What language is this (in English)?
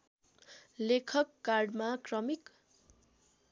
Nepali